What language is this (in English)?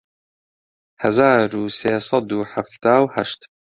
Central Kurdish